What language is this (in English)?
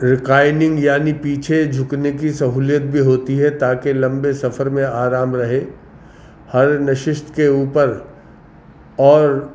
Urdu